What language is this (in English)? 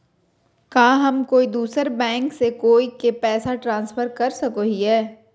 Magahi